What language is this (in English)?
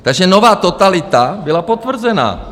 Czech